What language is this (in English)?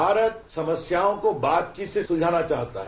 Hindi